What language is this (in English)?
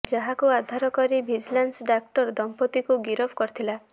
Odia